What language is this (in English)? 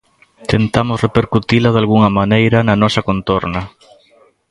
Galician